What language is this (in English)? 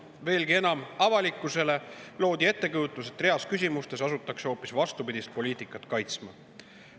Estonian